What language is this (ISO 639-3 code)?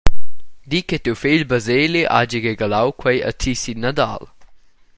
roh